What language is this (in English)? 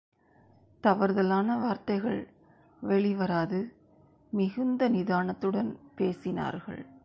Tamil